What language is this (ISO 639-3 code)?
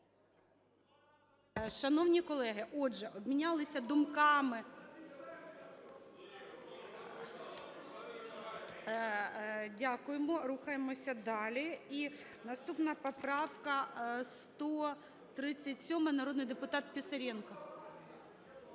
ukr